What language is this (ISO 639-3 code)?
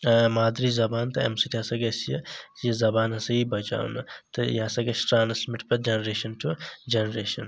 kas